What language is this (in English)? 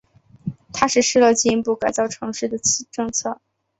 Chinese